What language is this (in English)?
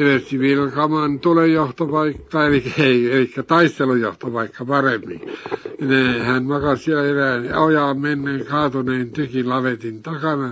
Finnish